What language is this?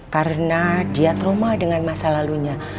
Indonesian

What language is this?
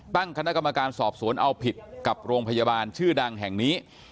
Thai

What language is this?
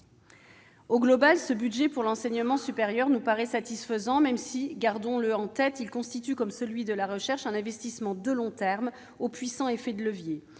French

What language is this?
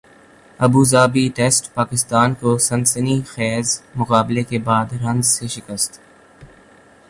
Urdu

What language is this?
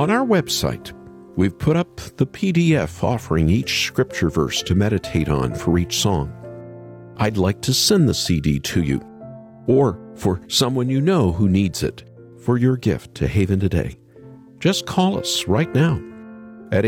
English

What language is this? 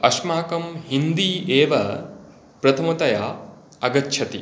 Sanskrit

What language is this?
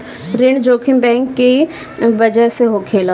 Bhojpuri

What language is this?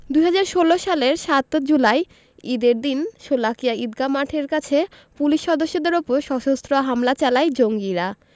Bangla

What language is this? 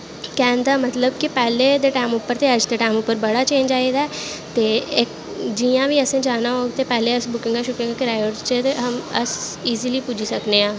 Dogri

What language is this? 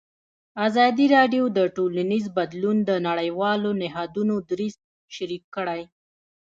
Pashto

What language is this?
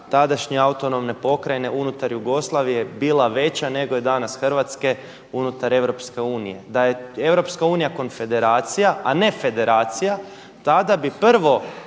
Croatian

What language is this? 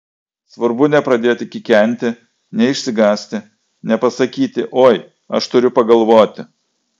Lithuanian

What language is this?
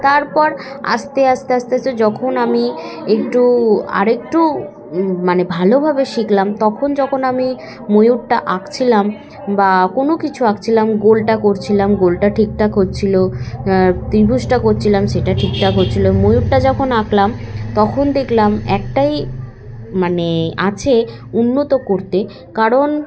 Bangla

